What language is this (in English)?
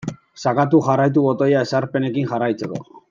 Basque